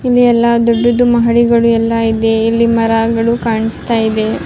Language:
Kannada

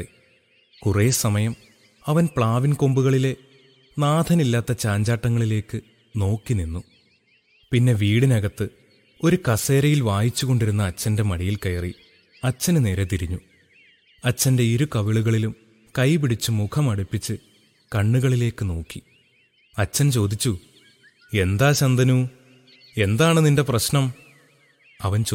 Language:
Malayalam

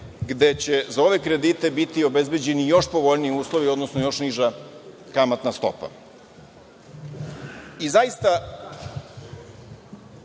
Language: Serbian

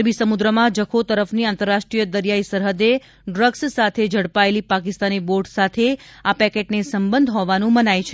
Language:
Gujarati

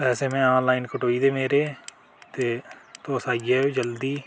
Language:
Dogri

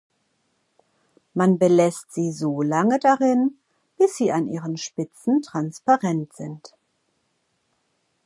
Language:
German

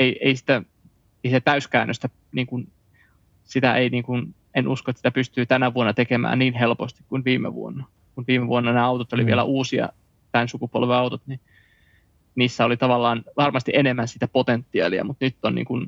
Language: Finnish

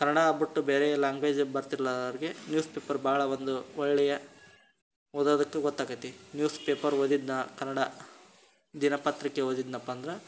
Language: Kannada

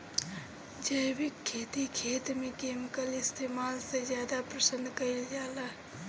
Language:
Bhojpuri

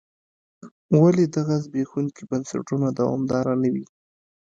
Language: Pashto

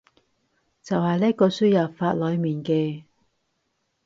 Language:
Cantonese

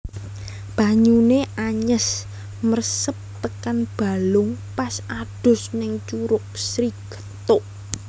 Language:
Javanese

